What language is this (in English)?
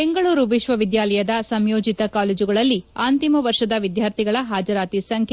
Kannada